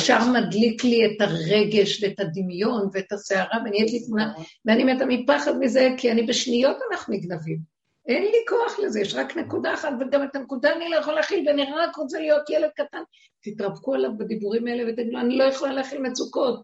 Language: Hebrew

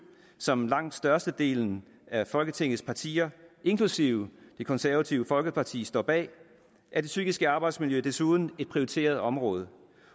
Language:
Danish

